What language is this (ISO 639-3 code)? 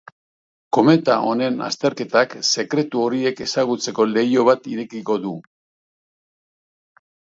eus